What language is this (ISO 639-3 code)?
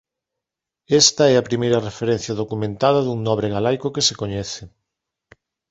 glg